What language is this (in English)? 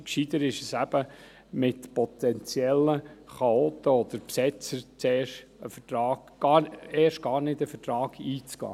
Swiss German